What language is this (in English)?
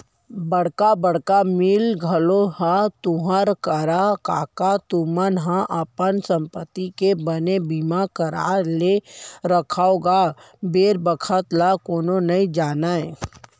Chhattisgarhi